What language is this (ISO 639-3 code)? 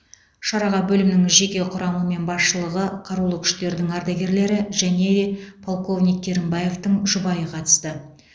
kaz